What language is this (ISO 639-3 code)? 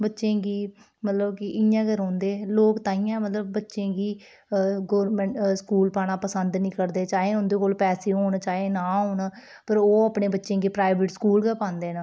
doi